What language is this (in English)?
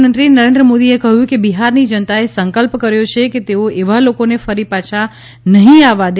Gujarati